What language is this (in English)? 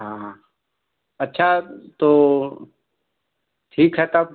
Hindi